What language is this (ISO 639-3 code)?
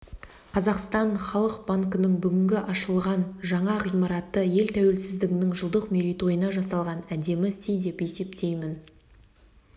kaz